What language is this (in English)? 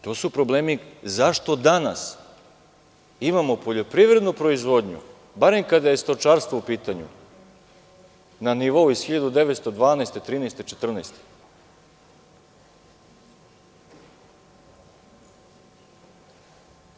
Serbian